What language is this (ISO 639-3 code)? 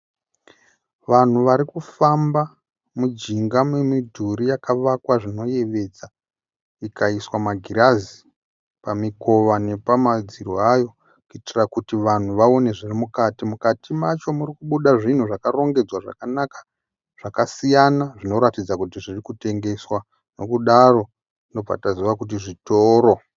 sna